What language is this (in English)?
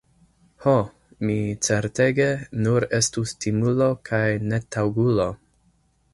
Esperanto